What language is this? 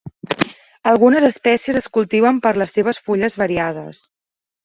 Catalan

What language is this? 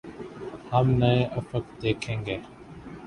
Urdu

